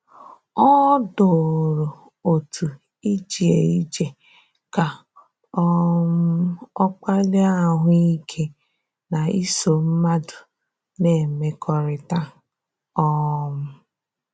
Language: Igbo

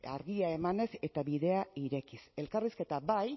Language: Basque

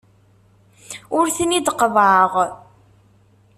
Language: Kabyle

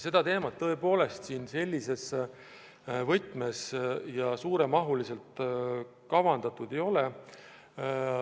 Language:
Estonian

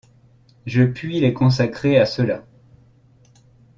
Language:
French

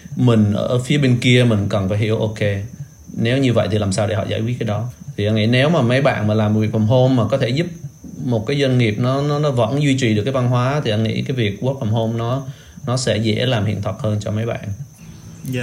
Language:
Vietnamese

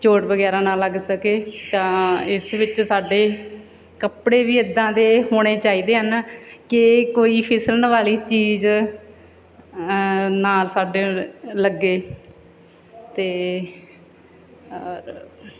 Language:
Punjabi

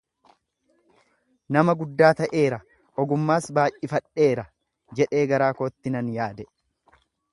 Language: Oromo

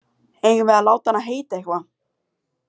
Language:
Icelandic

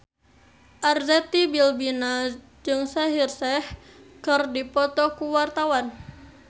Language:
Sundanese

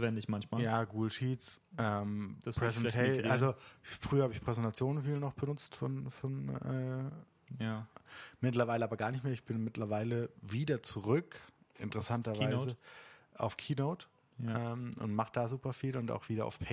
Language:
German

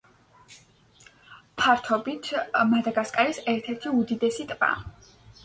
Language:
Georgian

